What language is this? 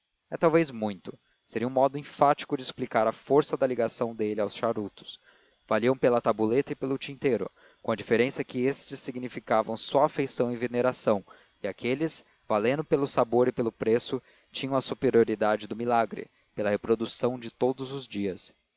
Portuguese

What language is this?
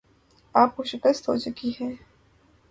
Urdu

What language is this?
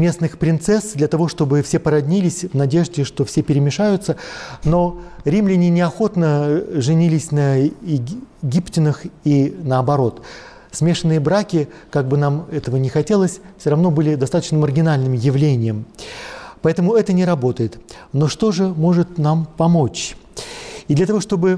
Russian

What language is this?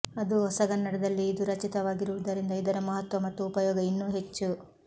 Kannada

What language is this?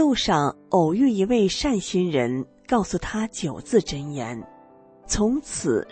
Chinese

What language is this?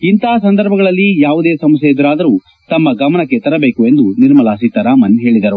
Kannada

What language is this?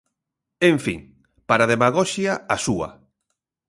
Galician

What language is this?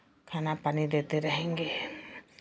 Hindi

